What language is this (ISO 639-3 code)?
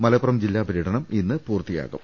mal